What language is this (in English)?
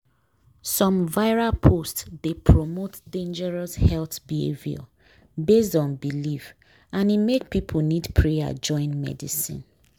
Nigerian Pidgin